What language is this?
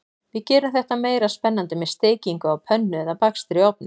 Icelandic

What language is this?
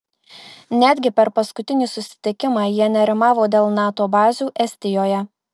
Lithuanian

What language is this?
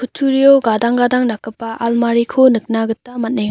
Garo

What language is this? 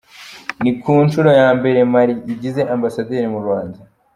Kinyarwanda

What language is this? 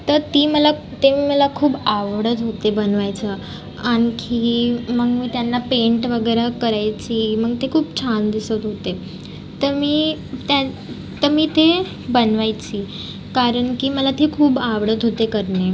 Marathi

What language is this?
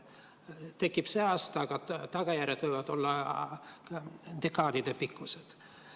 Estonian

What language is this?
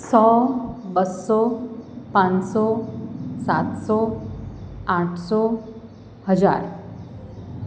Gujarati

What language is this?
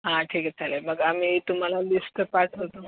Marathi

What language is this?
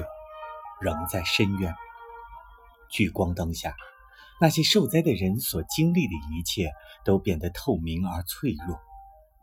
Chinese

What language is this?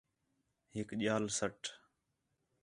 Khetrani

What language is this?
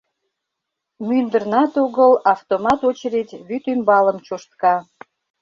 Mari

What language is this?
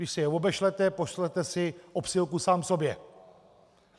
Czech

